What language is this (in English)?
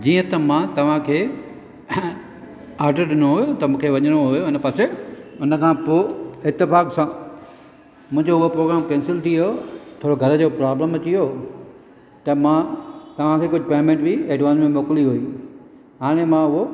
Sindhi